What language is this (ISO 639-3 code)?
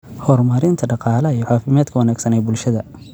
som